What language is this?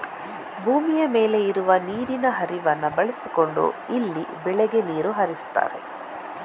Kannada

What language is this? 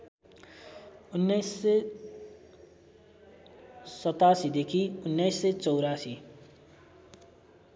Nepali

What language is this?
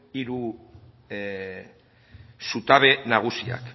Basque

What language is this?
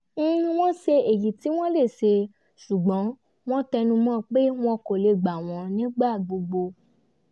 Yoruba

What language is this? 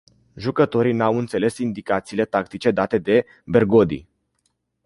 Romanian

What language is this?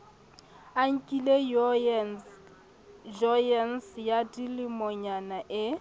Southern Sotho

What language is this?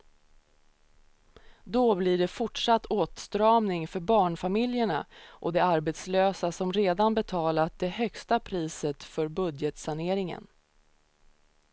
Swedish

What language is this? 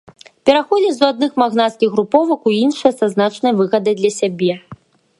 Belarusian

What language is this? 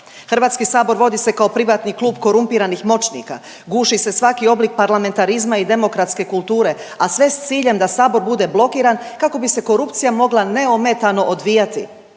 Croatian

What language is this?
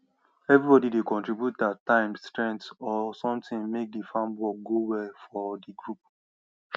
Nigerian Pidgin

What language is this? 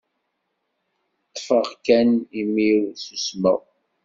Kabyle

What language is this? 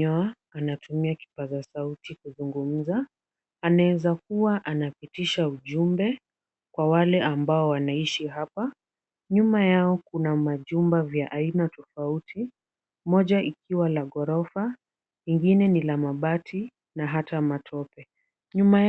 Swahili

